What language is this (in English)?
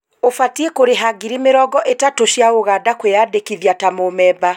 Kikuyu